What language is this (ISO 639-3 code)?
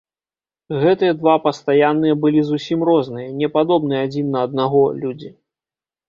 bel